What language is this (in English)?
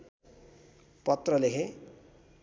Nepali